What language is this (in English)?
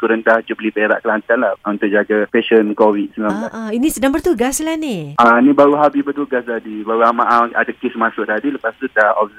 Malay